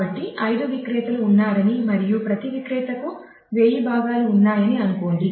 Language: Telugu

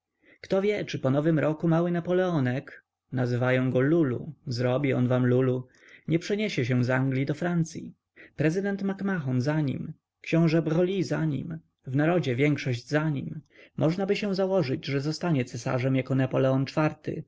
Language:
Polish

